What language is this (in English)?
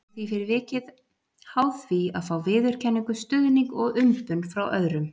Icelandic